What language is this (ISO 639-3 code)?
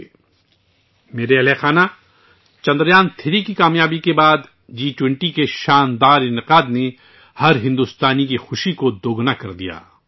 urd